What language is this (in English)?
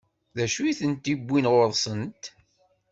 Kabyle